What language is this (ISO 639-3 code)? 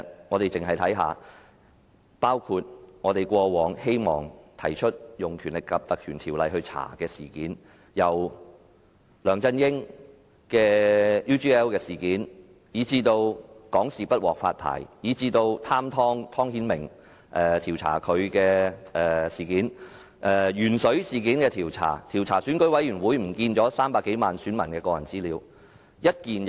yue